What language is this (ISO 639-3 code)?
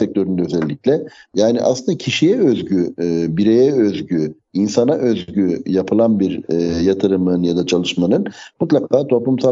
tur